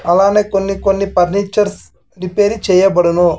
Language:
Telugu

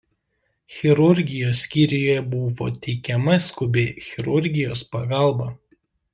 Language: Lithuanian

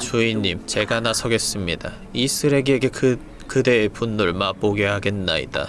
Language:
Korean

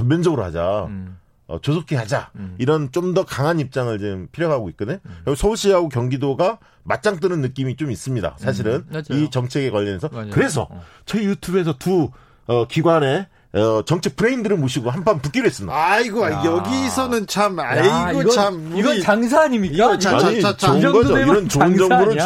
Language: Korean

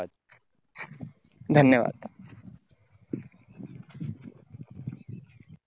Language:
Marathi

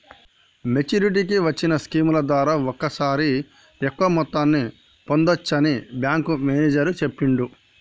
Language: Telugu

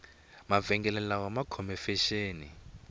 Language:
Tsonga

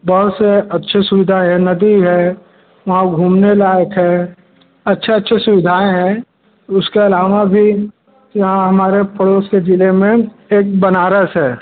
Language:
Hindi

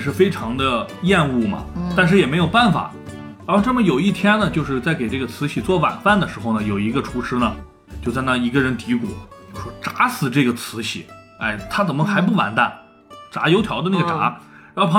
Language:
Chinese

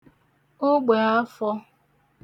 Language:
Igbo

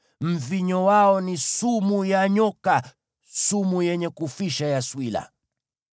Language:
Swahili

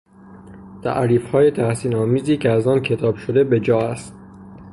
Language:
Persian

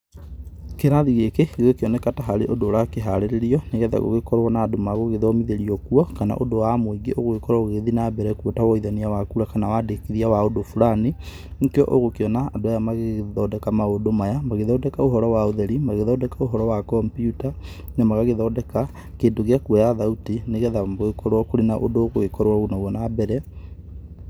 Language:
Kikuyu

